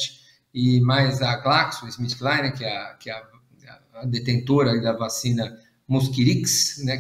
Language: Portuguese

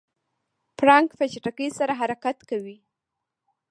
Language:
Pashto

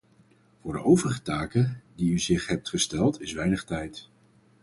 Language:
Dutch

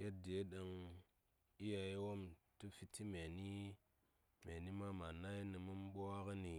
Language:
Saya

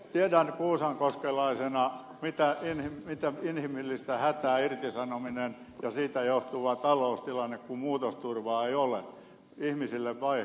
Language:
Finnish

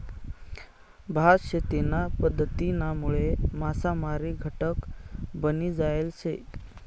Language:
Marathi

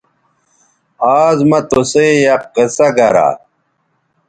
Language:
Bateri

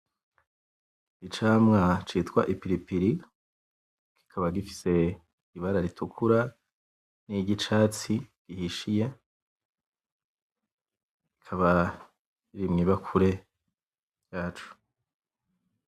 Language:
Rundi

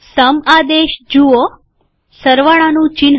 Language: Gujarati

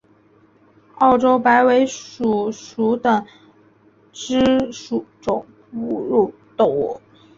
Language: Chinese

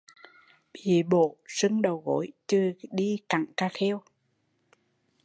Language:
Vietnamese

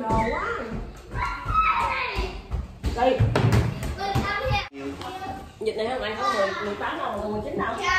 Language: Vietnamese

